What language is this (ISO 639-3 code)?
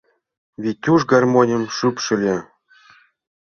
chm